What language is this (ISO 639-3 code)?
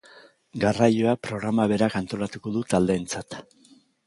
eus